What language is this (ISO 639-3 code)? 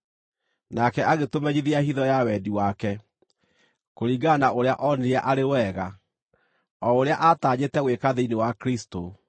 kik